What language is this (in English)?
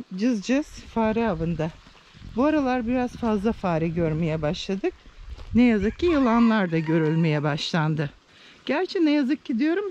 Turkish